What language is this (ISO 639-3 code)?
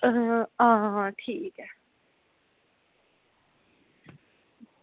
doi